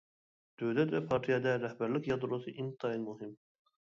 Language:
Uyghur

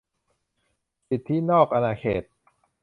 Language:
Thai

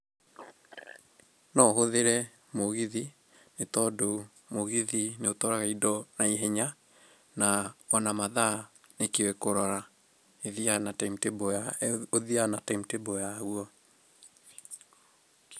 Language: Kikuyu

